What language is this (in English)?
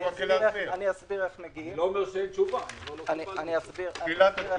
Hebrew